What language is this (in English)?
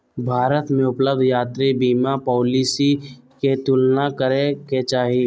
Magahi